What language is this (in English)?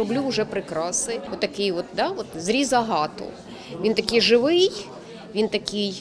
Ukrainian